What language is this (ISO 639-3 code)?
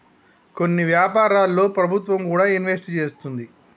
tel